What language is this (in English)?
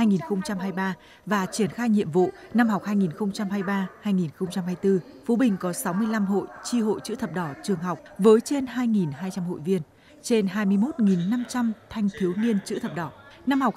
Vietnamese